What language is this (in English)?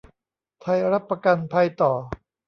Thai